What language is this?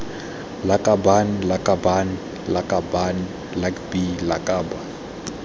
Tswana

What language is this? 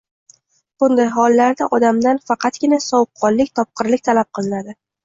Uzbek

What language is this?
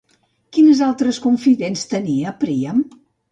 Catalan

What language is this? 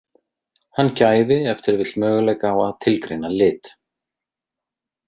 Icelandic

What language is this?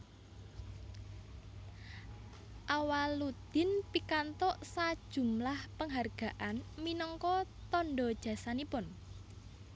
Javanese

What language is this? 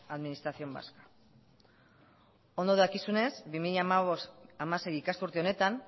Basque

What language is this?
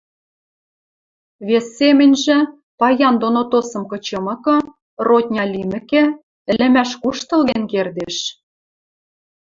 Western Mari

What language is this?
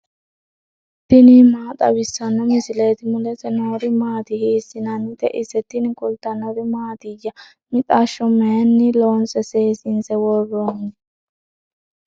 Sidamo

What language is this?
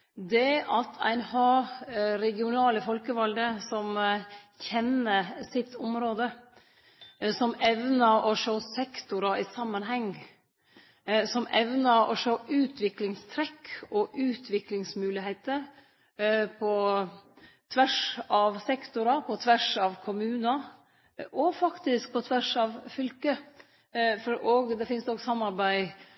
Norwegian Nynorsk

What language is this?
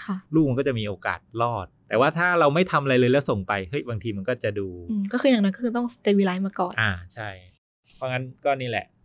Thai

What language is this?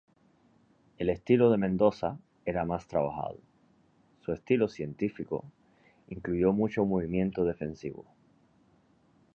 Spanish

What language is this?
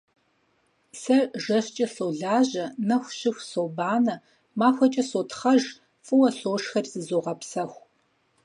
Kabardian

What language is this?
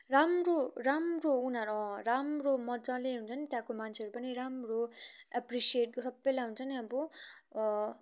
Nepali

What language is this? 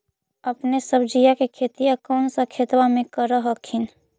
Magahi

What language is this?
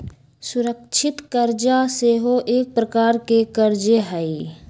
Magahi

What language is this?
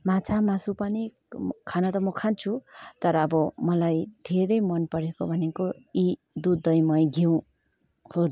Nepali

